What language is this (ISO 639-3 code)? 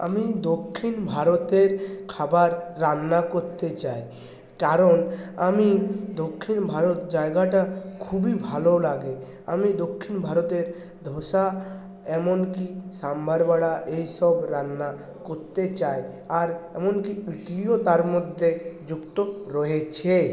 ben